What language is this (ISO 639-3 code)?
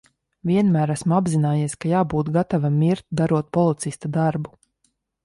lav